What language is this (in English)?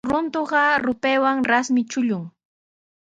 Sihuas Ancash Quechua